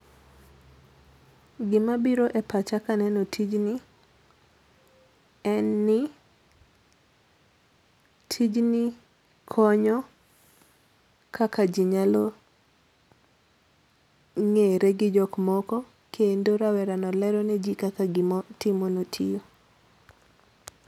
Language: Luo (Kenya and Tanzania)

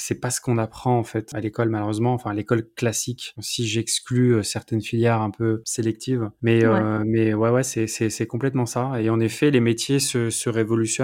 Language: French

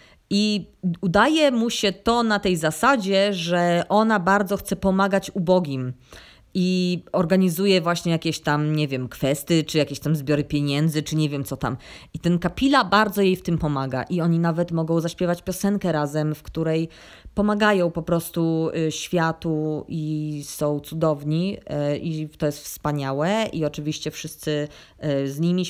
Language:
Polish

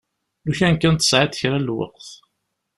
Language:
Kabyle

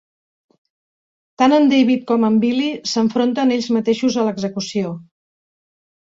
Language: Catalan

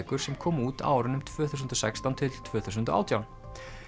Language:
Icelandic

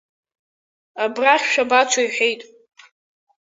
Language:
Abkhazian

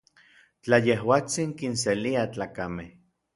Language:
Orizaba Nahuatl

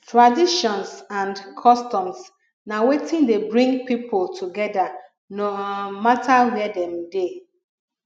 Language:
Nigerian Pidgin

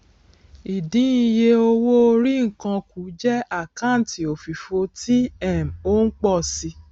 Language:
Yoruba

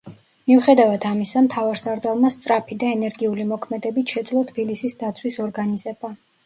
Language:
Georgian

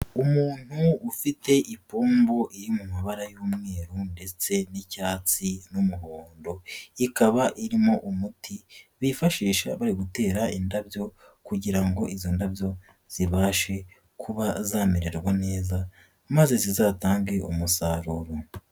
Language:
Kinyarwanda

